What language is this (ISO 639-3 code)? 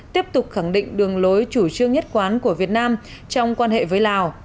vie